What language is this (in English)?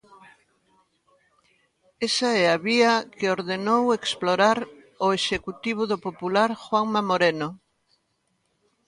Galician